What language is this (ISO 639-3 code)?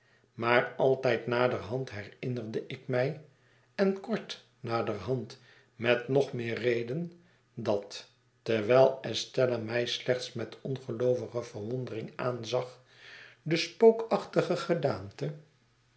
nld